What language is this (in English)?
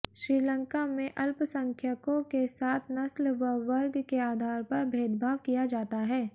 Hindi